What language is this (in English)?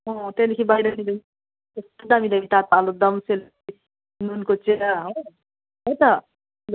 Nepali